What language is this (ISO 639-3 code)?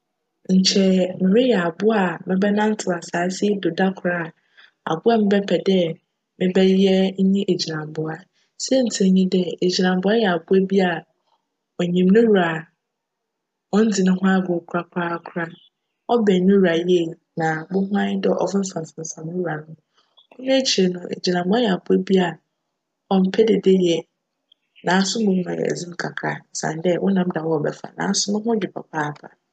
aka